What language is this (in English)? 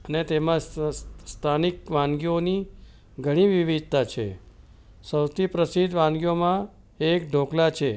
Gujarati